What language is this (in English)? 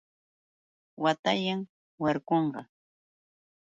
Yauyos Quechua